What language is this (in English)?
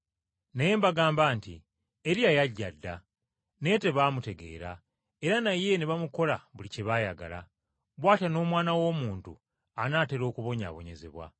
Ganda